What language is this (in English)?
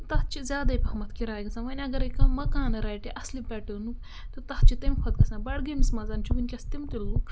Kashmiri